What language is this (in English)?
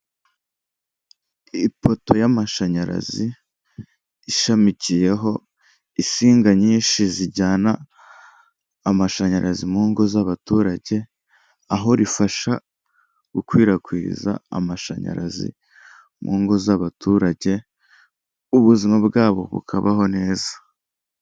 Kinyarwanda